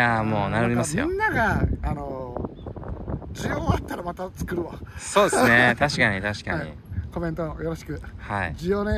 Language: Japanese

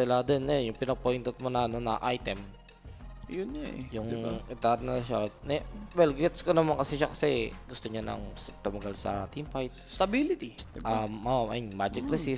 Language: Filipino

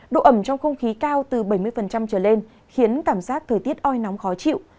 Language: Vietnamese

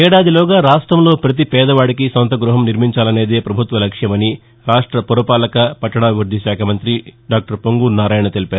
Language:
Telugu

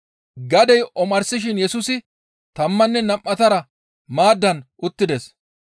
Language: Gamo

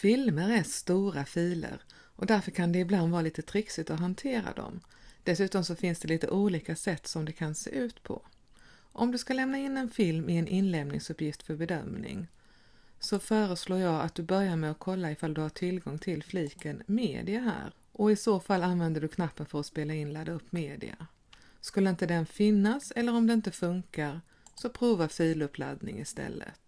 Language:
Swedish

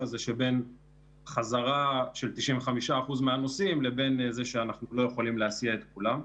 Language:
Hebrew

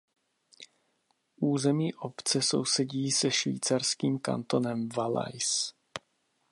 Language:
Czech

